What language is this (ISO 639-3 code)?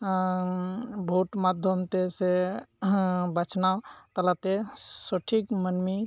sat